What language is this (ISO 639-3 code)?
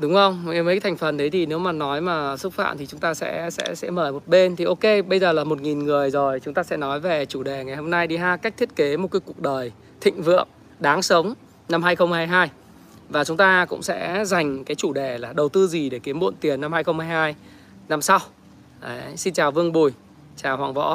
vie